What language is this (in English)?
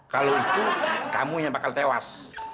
Indonesian